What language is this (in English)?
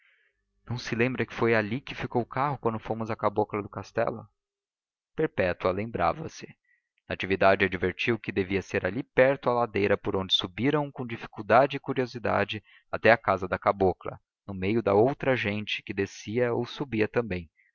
Portuguese